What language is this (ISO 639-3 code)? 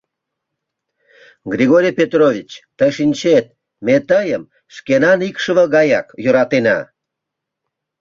chm